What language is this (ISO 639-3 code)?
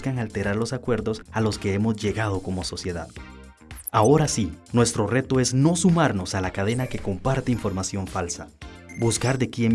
spa